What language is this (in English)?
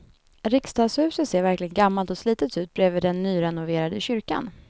Swedish